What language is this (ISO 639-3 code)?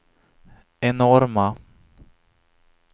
swe